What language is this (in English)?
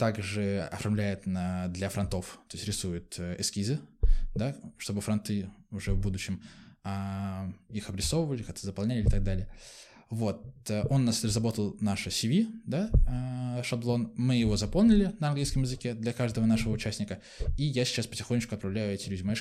Russian